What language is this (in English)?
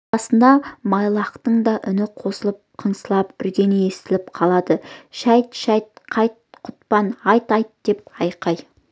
Kazakh